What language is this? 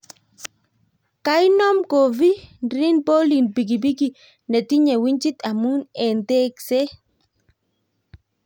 Kalenjin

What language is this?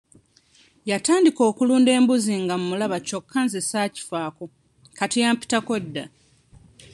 Ganda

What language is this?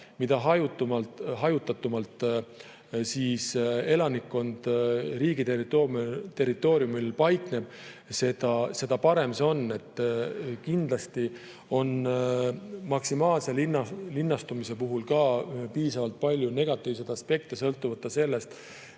Estonian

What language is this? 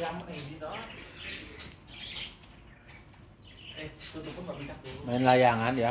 Indonesian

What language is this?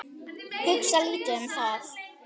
Icelandic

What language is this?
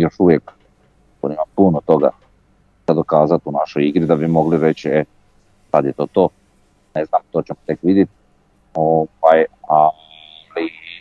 Croatian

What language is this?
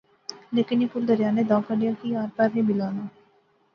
Pahari-Potwari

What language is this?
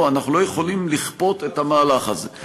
Hebrew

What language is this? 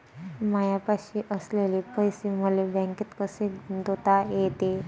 Marathi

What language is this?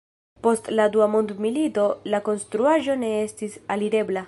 Esperanto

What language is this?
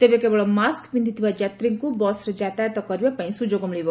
Odia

